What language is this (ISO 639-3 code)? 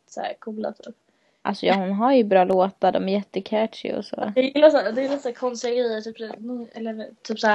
swe